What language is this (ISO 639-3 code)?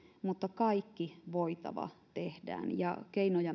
fin